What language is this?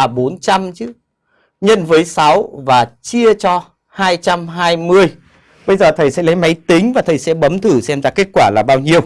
Vietnamese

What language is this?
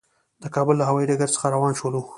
Pashto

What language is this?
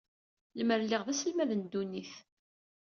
Kabyle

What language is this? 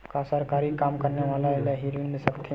Chhattisgarhi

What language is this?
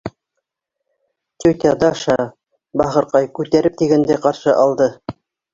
Bashkir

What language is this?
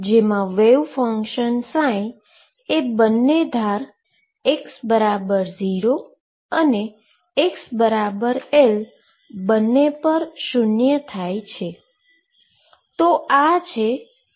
Gujarati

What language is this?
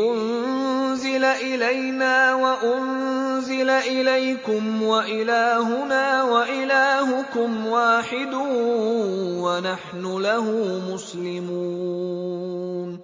Arabic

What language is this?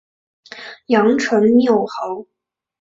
Chinese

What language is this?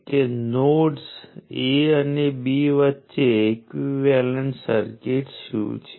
Gujarati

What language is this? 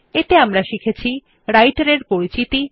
Bangla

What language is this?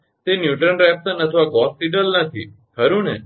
Gujarati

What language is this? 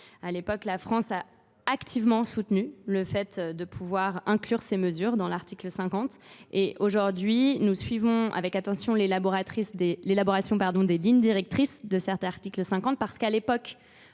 French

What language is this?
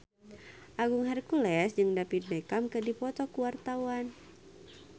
Sundanese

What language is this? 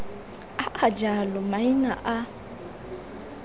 Tswana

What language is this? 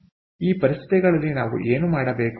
Kannada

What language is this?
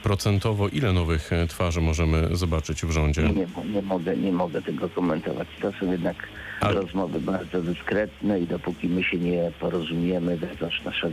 Polish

